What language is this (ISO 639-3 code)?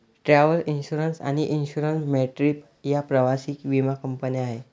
mar